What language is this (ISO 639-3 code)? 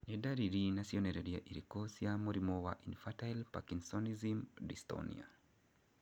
kik